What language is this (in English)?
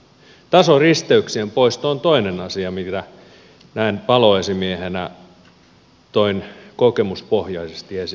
Finnish